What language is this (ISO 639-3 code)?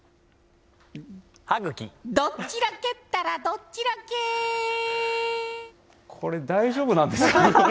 jpn